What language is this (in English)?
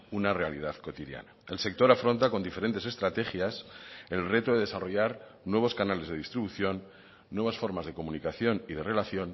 Spanish